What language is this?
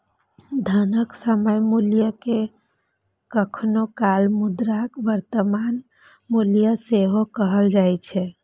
Maithili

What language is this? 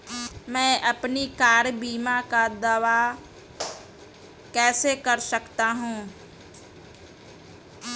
Hindi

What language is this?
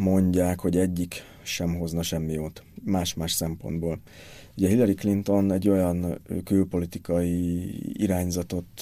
Hungarian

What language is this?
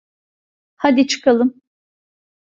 Turkish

